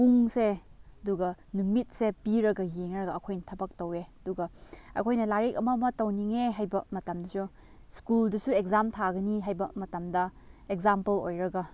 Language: Manipuri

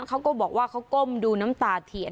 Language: Thai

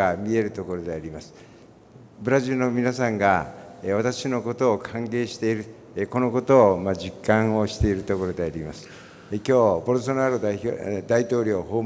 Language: Portuguese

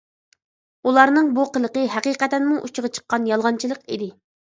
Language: Uyghur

